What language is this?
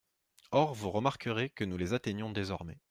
French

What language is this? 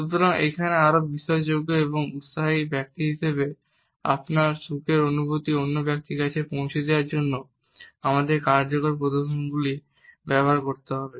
Bangla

